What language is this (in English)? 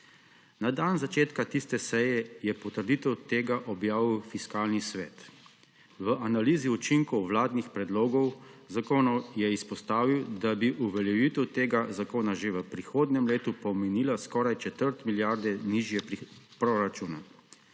Slovenian